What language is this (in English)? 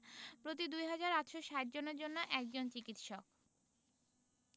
Bangla